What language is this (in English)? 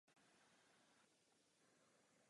Czech